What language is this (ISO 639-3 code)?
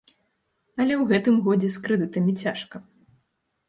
bel